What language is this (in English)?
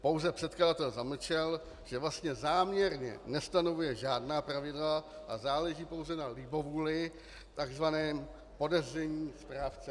Czech